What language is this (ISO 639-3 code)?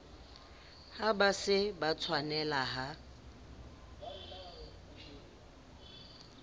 sot